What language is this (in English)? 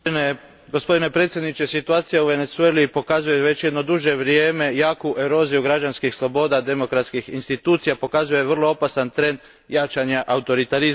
Croatian